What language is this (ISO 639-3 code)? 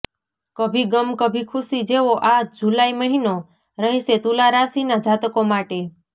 guj